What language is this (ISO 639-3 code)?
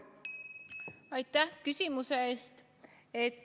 est